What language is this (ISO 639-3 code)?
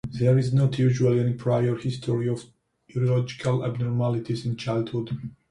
eng